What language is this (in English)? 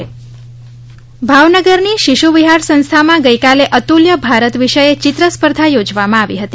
Gujarati